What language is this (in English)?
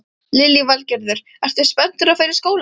Icelandic